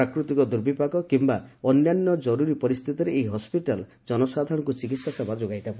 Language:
Odia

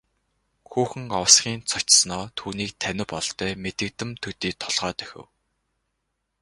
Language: Mongolian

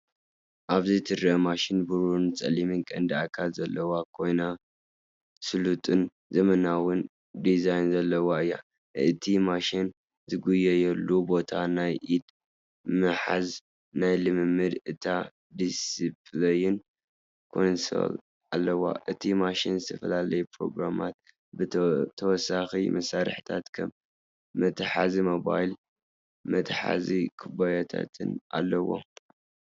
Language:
Tigrinya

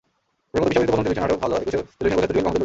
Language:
Bangla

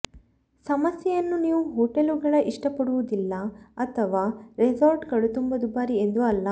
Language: Kannada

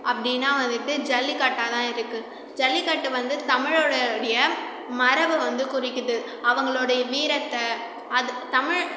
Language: Tamil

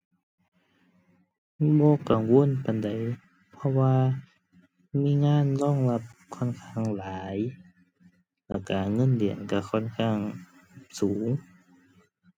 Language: Thai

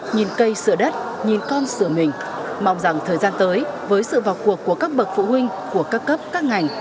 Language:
Vietnamese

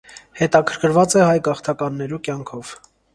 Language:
Armenian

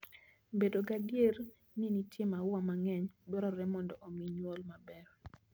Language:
Luo (Kenya and Tanzania)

